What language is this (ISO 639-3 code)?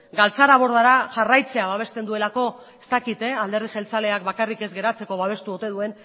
eus